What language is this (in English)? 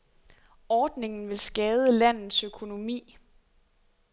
Danish